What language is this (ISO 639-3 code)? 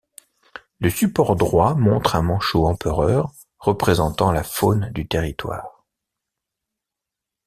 fra